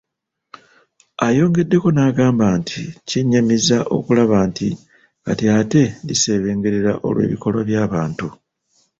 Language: Ganda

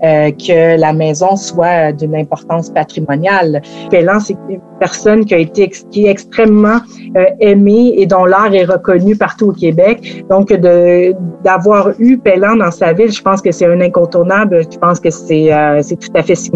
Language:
French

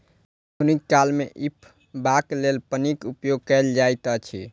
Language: Maithili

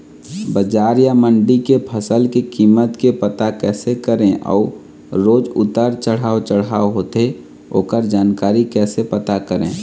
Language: Chhattisgarhi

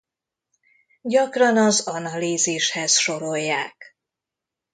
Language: Hungarian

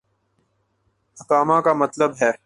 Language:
Urdu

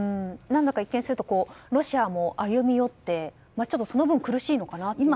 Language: Japanese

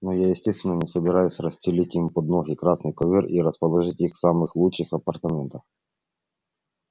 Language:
Russian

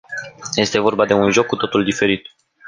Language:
Romanian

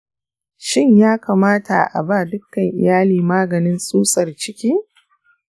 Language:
Hausa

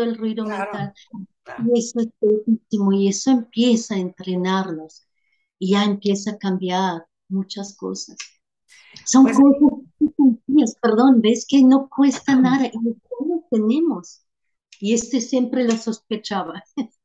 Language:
Spanish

